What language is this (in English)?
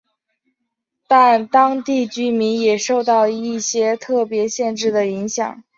Chinese